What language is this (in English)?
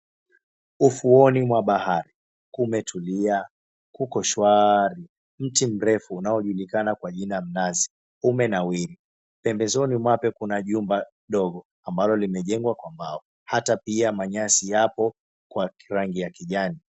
Swahili